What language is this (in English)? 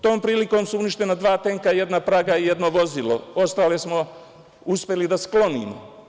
Serbian